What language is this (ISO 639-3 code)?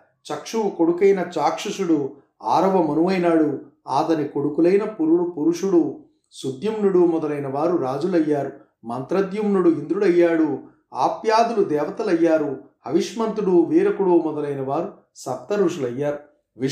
tel